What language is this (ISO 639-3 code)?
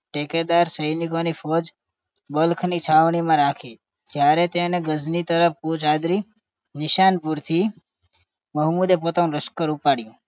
guj